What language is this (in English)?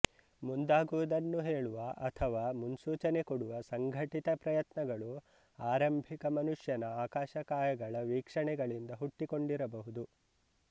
Kannada